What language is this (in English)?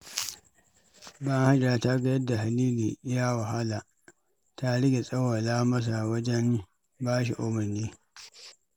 Hausa